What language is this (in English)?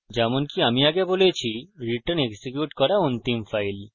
Bangla